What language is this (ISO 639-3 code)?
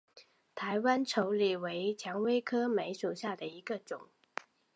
zho